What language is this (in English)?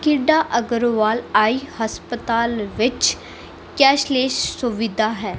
Punjabi